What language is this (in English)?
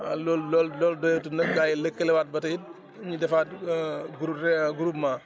Wolof